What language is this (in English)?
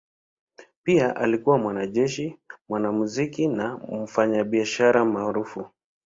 Swahili